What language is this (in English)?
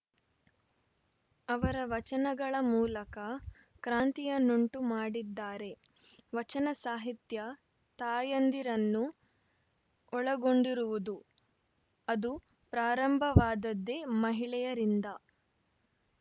Kannada